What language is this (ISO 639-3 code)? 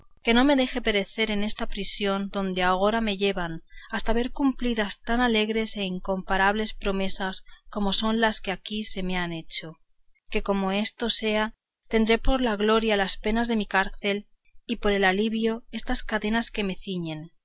spa